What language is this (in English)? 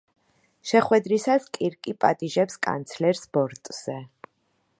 Georgian